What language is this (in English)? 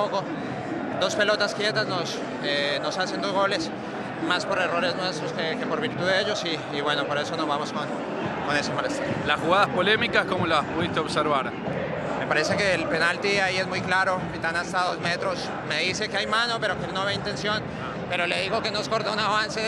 Spanish